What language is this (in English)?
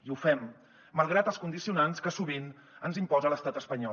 Catalan